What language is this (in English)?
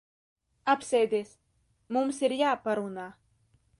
Latvian